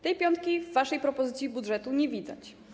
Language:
Polish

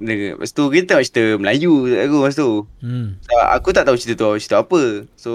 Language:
Malay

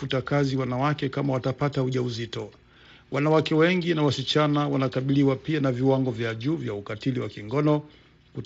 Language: Swahili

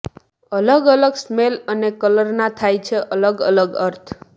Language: Gujarati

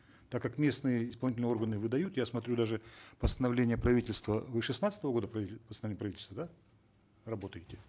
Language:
Kazakh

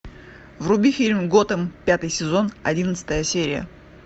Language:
Russian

